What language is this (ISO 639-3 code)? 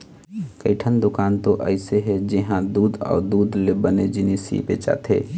hne